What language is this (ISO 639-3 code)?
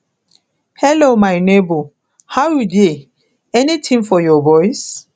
pcm